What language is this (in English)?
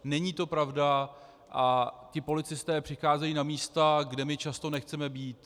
Czech